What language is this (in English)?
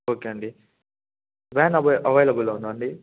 Telugu